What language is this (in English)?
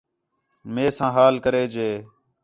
Khetrani